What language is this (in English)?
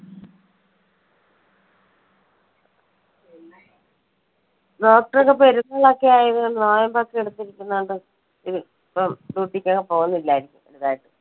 Malayalam